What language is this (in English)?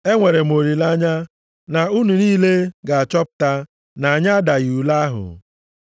Igbo